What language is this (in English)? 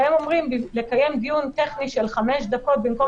Hebrew